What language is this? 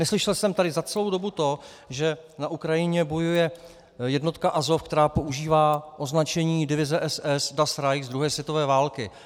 Czech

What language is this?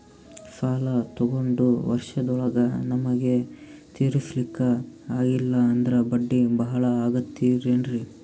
Kannada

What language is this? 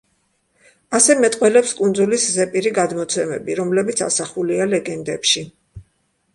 Georgian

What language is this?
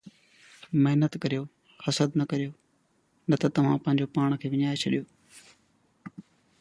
Sindhi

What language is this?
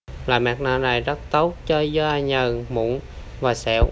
Vietnamese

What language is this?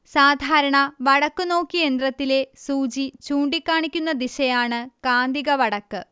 Malayalam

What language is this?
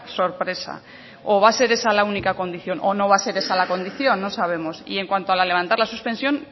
Spanish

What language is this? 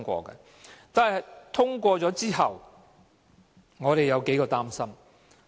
Cantonese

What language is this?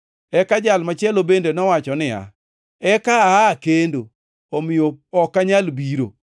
Luo (Kenya and Tanzania)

